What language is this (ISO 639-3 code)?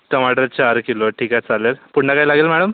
mar